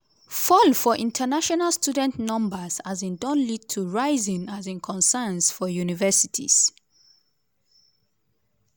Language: Nigerian Pidgin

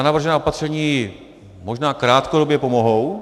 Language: Czech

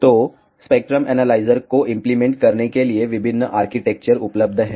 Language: Hindi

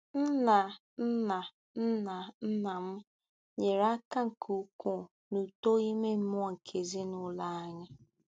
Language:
Igbo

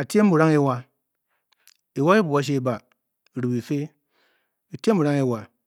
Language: Bokyi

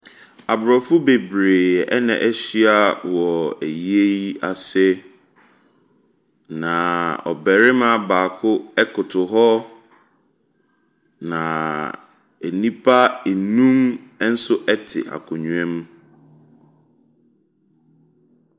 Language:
Akan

